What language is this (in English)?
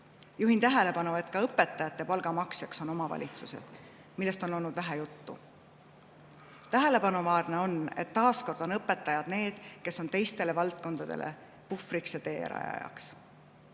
Estonian